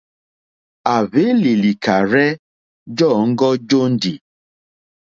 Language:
Mokpwe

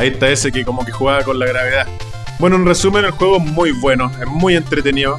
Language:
Spanish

